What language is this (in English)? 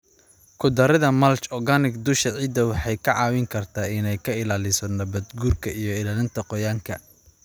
Somali